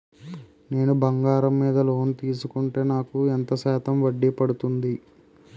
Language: Telugu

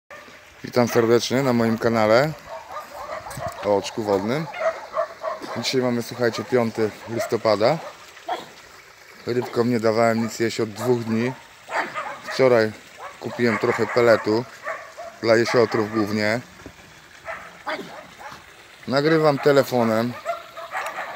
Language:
Polish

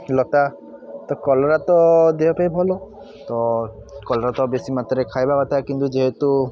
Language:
Odia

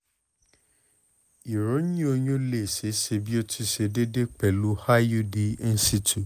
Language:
Yoruba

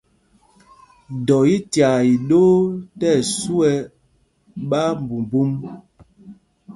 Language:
Mpumpong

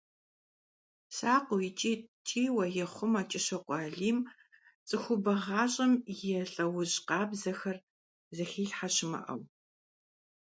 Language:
Kabardian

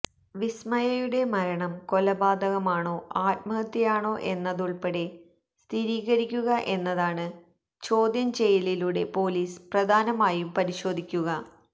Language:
Malayalam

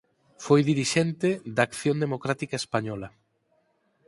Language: Galician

